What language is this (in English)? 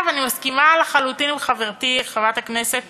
Hebrew